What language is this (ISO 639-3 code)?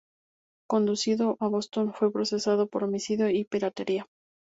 spa